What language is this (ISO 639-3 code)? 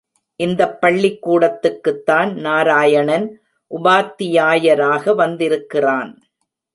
tam